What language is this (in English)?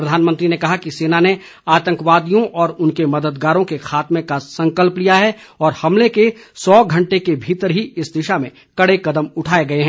Hindi